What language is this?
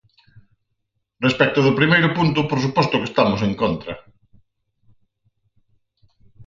Galician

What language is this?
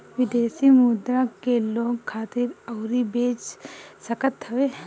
Bhojpuri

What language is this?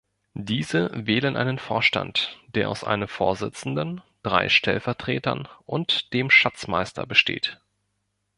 German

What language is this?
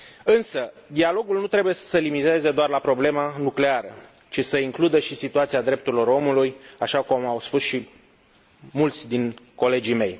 Romanian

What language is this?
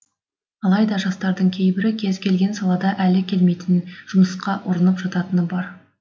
Kazakh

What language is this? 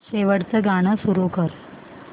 Marathi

